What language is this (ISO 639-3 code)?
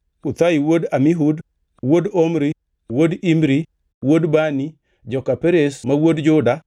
luo